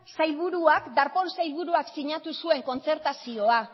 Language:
Basque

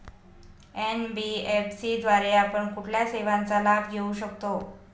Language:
Marathi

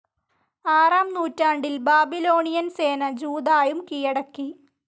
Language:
Malayalam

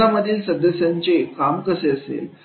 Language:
Marathi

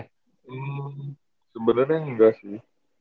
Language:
Indonesian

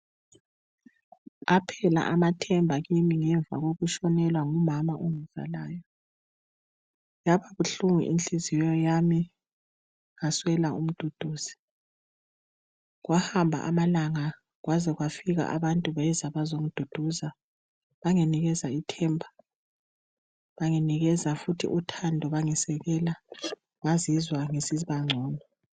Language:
North Ndebele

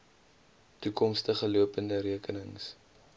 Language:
Afrikaans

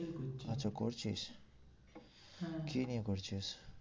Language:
Bangla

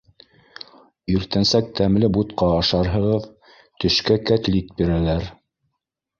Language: Bashkir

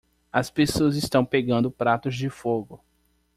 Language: Portuguese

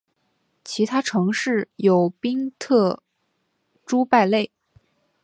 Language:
Chinese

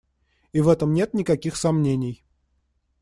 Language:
Russian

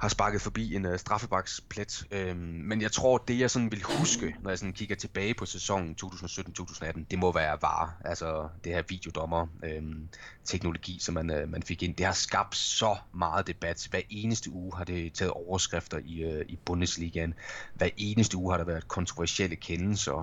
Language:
Danish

